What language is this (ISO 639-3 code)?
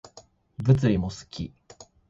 jpn